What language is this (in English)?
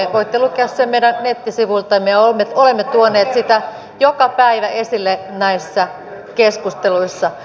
Finnish